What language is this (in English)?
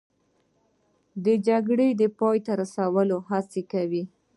Pashto